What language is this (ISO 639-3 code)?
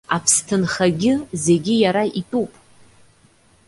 abk